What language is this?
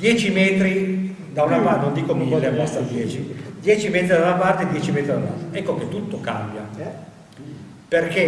Italian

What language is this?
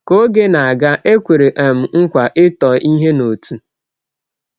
Igbo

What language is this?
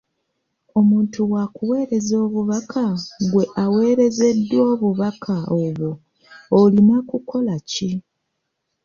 Ganda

